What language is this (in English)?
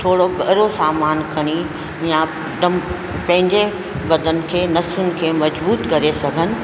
Sindhi